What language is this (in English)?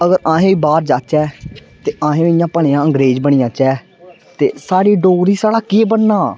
Dogri